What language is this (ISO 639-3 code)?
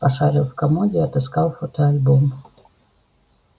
rus